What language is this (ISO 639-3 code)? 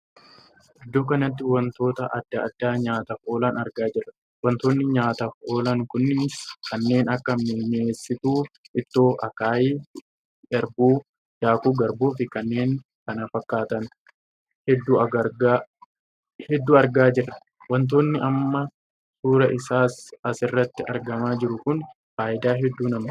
orm